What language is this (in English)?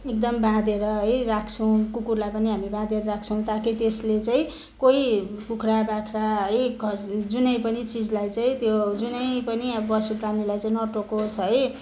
Nepali